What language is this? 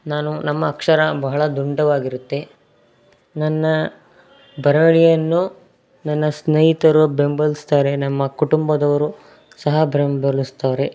Kannada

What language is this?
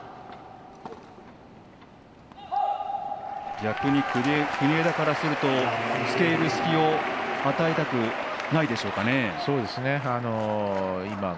Japanese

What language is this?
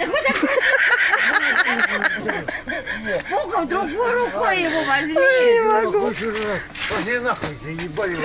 Russian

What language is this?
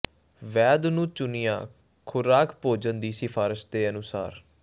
Punjabi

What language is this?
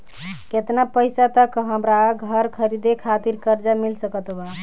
Bhojpuri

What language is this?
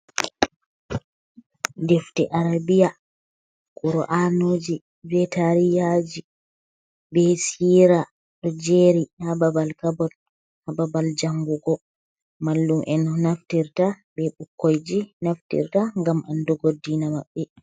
Fula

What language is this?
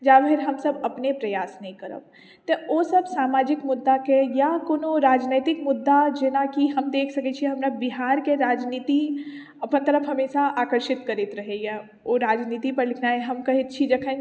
Maithili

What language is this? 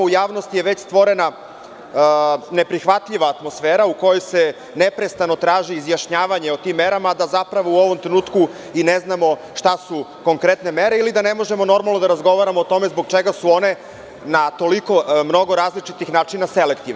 Serbian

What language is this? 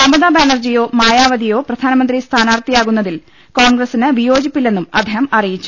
Malayalam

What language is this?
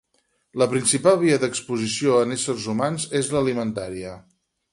Catalan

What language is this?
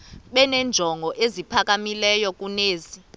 Xhosa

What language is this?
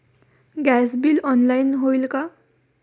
Marathi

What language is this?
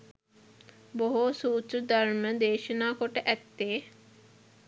Sinhala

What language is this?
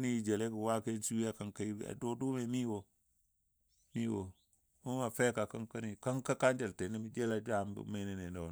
Dadiya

